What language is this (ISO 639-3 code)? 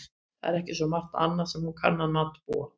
isl